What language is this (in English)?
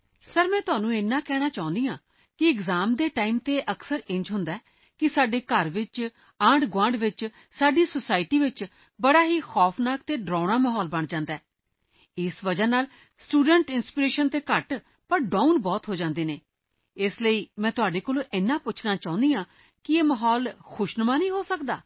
Punjabi